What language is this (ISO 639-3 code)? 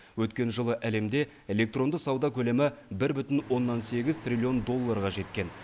kaz